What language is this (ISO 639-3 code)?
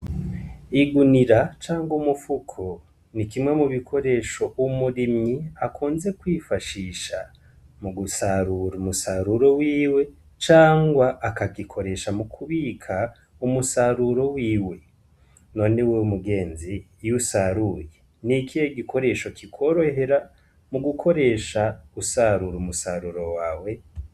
run